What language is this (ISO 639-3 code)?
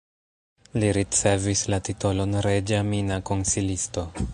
epo